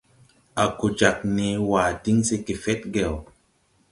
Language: Tupuri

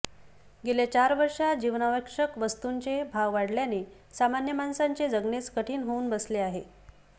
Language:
Marathi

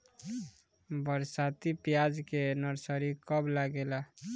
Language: Bhojpuri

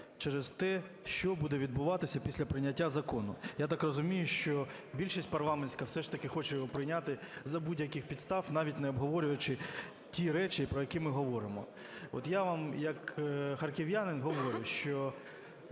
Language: Ukrainian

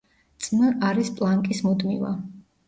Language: Georgian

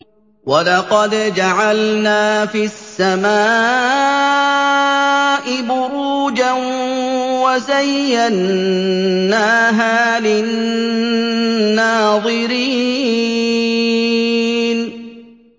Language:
Arabic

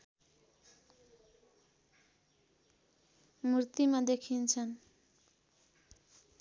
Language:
Nepali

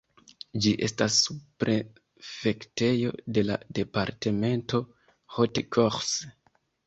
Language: Esperanto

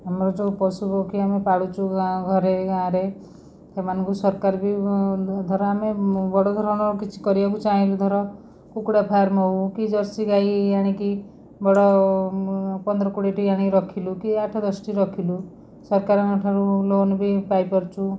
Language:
Odia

